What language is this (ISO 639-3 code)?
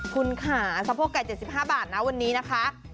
tha